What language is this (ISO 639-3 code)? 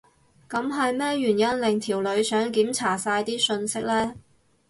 yue